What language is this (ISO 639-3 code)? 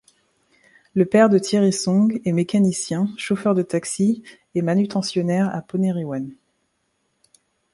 fra